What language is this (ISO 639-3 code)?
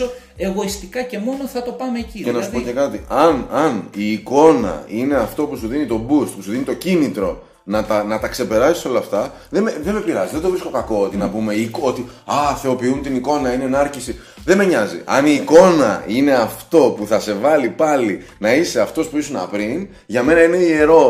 ell